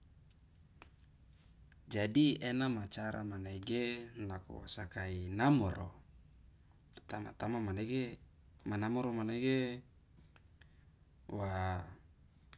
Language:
Loloda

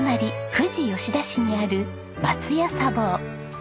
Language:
Japanese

